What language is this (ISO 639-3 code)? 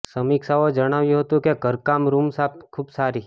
guj